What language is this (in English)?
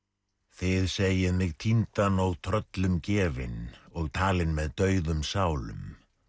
Icelandic